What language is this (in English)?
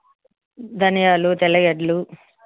Telugu